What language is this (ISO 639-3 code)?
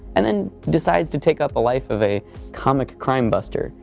eng